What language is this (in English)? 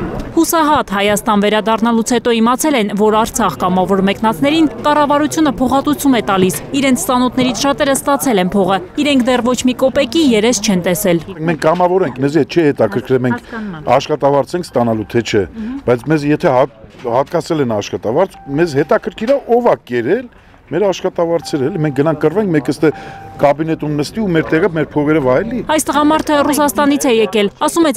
Romanian